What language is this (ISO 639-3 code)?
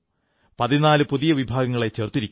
mal